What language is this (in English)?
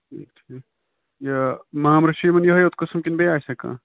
Kashmiri